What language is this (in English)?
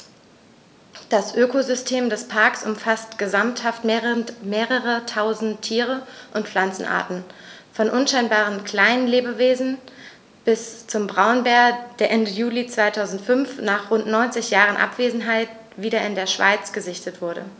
German